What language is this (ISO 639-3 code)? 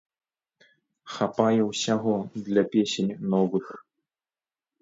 bel